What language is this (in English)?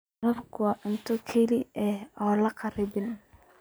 Somali